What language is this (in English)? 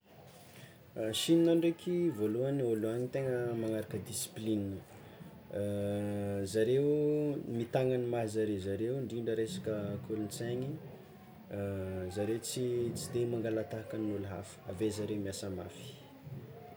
Tsimihety Malagasy